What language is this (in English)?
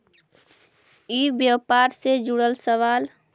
Magahi